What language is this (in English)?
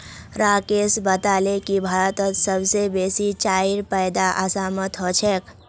Magahi